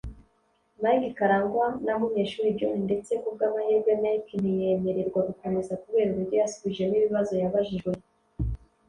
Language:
Kinyarwanda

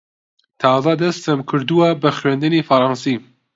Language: Central Kurdish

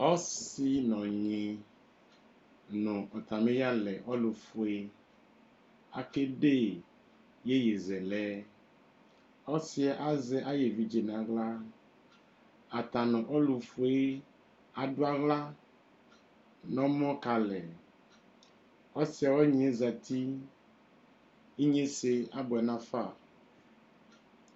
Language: Ikposo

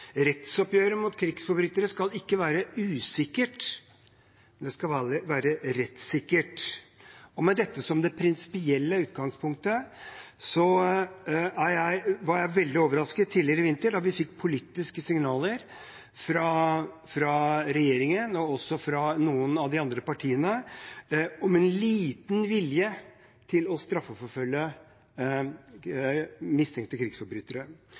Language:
Norwegian Bokmål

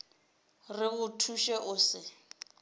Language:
Northern Sotho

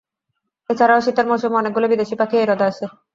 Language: Bangla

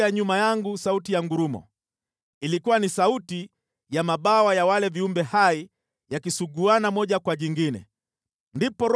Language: Swahili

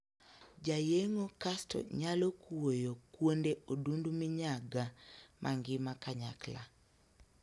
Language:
Luo (Kenya and Tanzania)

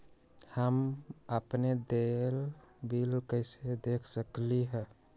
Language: Magahi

